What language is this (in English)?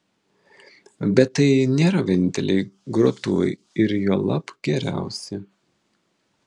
Lithuanian